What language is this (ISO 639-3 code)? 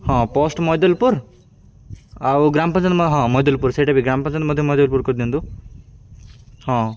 ori